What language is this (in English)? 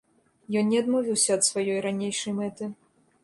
Belarusian